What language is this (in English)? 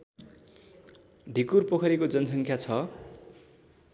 Nepali